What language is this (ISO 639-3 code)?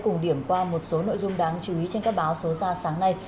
vie